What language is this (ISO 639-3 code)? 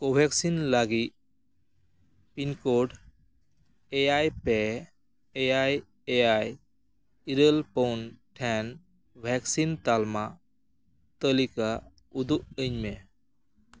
sat